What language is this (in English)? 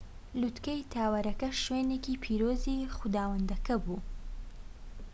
Central Kurdish